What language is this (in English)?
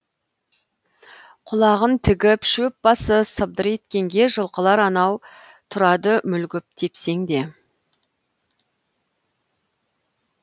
Kazakh